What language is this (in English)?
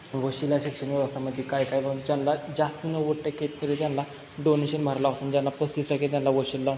Marathi